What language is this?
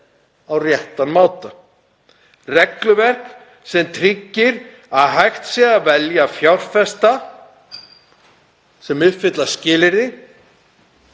Icelandic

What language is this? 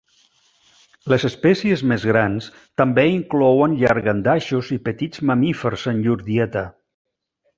Catalan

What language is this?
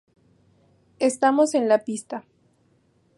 Spanish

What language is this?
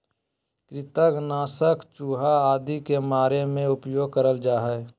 Magahi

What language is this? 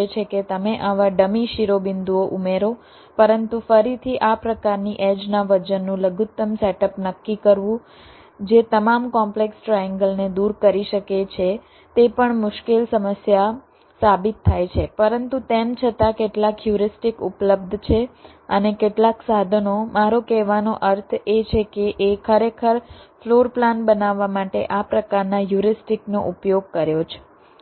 Gujarati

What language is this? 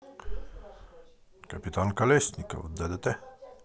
Russian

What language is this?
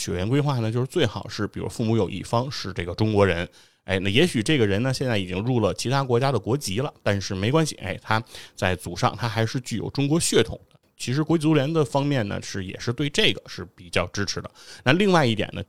Chinese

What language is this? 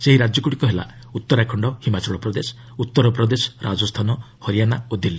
Odia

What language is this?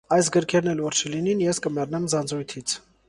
Armenian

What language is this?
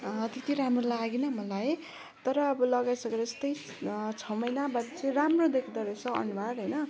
Nepali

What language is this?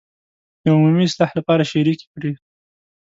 Pashto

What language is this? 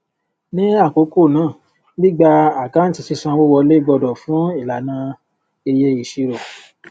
Yoruba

